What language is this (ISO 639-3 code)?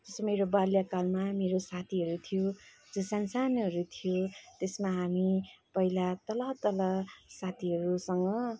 nep